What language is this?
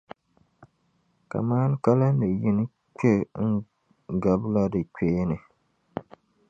Dagbani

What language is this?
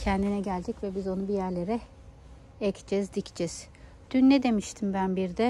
Turkish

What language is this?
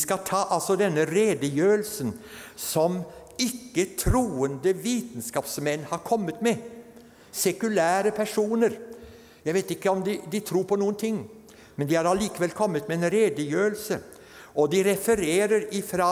Norwegian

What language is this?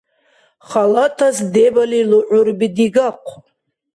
Dargwa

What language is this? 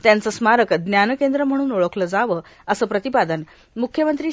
Marathi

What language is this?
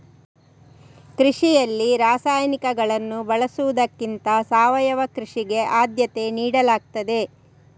Kannada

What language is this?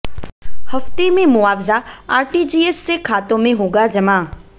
Hindi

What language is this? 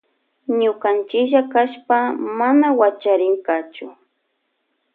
Loja Highland Quichua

